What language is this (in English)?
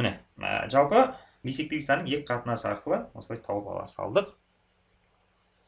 Turkish